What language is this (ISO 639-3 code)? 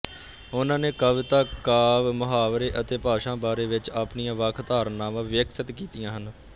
pan